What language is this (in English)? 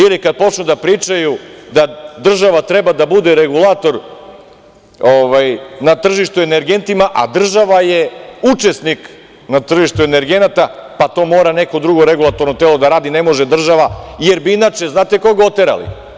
Serbian